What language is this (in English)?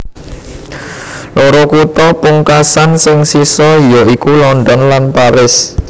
Javanese